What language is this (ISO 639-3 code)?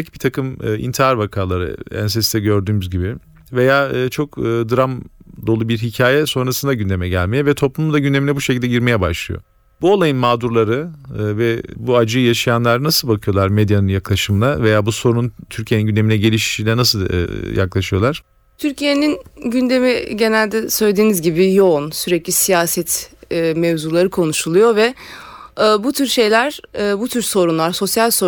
tur